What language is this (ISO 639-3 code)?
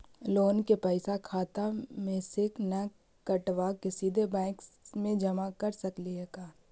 mag